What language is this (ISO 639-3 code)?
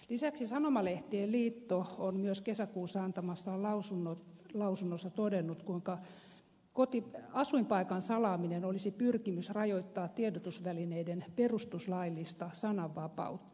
fin